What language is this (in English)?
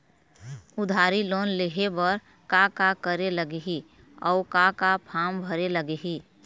Chhattisgarhi